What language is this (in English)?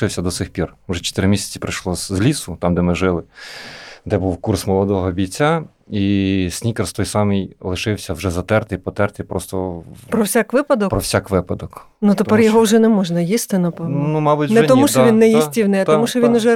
Ukrainian